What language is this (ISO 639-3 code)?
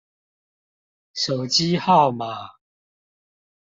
zho